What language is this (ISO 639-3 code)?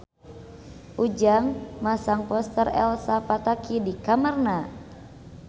sun